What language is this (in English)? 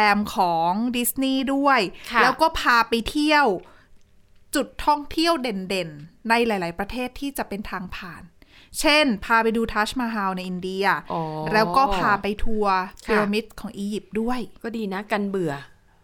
Thai